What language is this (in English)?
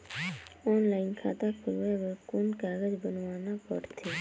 Chhattisgarhi